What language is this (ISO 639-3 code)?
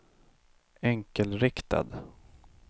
swe